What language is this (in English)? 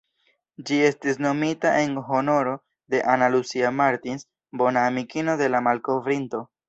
Esperanto